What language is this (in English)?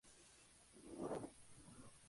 Spanish